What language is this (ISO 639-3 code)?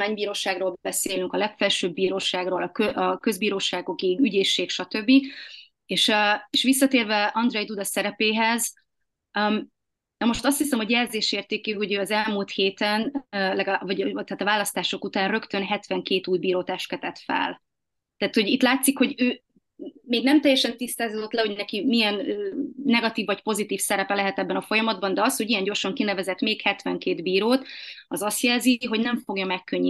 hun